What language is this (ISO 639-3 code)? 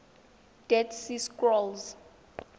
tsn